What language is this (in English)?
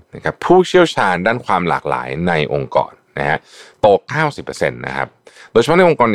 Thai